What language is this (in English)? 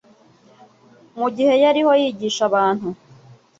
Kinyarwanda